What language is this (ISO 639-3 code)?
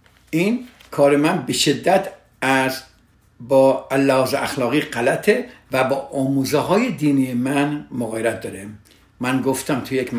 fas